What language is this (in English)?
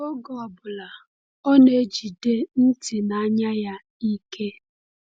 Igbo